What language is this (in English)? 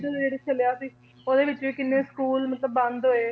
Punjabi